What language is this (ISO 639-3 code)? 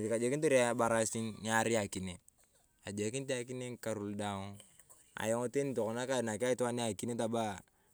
tuv